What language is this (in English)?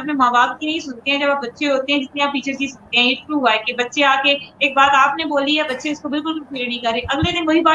Urdu